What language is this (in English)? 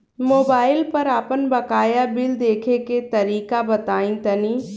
Bhojpuri